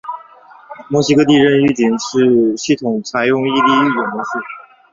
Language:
Chinese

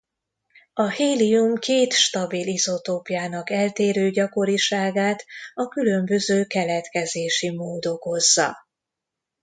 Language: Hungarian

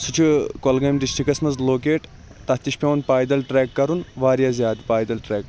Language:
Kashmiri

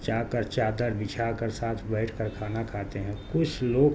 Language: Urdu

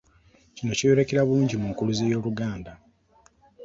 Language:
Ganda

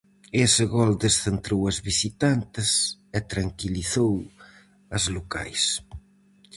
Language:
Galician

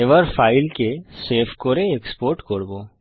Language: Bangla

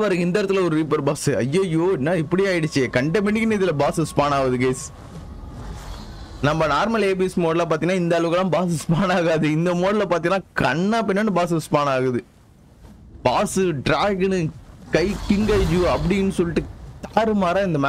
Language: Tamil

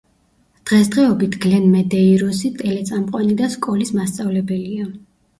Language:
Georgian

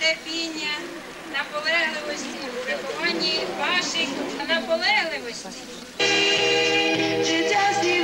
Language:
Ukrainian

